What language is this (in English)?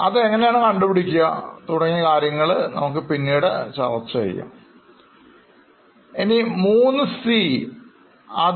Malayalam